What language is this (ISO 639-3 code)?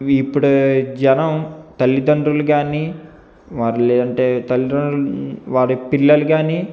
tel